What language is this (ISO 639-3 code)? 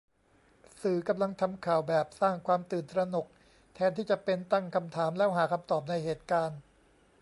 tha